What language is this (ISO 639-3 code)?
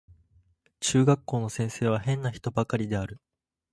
jpn